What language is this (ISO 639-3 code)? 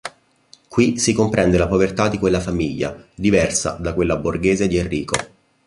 ita